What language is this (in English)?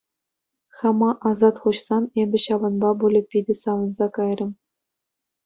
Chuvash